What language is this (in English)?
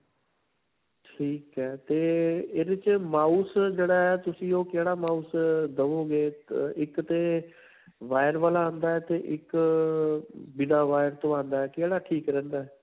Punjabi